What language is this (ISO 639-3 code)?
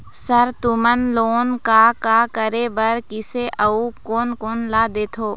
hne